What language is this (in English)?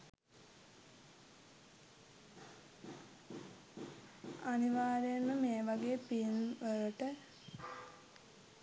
Sinhala